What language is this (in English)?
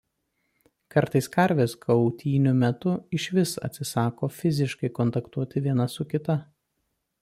Lithuanian